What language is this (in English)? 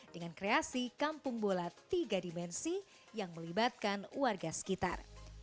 Indonesian